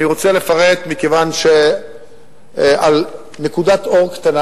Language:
Hebrew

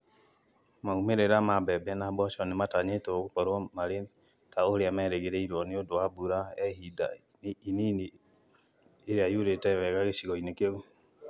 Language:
Kikuyu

